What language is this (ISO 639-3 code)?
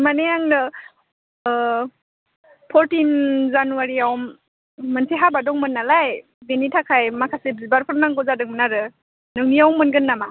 brx